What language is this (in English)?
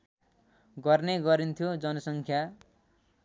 Nepali